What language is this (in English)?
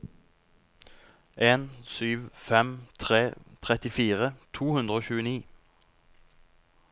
Norwegian